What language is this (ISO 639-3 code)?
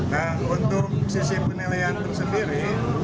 ind